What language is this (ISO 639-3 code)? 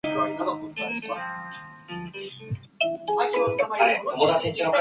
zho